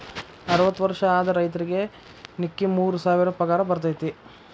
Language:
Kannada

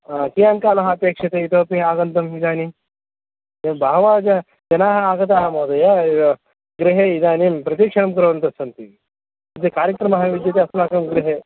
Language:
Sanskrit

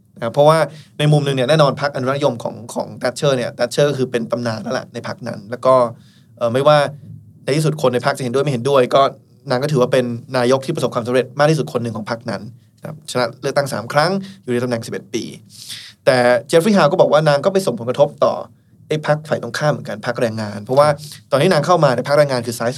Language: Thai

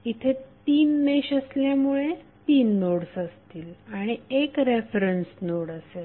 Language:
Marathi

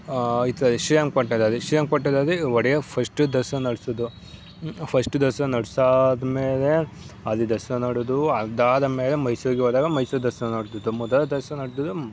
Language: Kannada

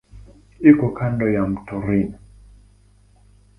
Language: Swahili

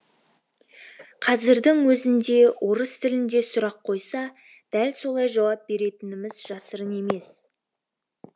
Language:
Kazakh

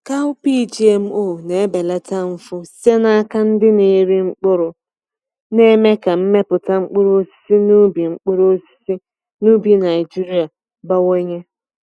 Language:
Igbo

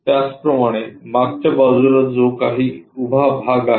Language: Marathi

